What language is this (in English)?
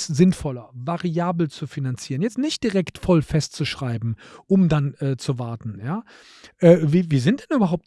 German